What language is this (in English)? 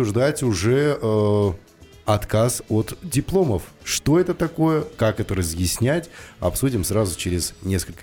Russian